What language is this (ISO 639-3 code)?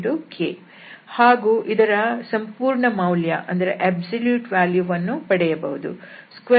kan